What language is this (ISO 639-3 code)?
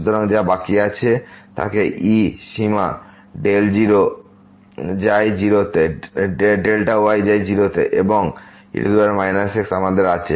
ben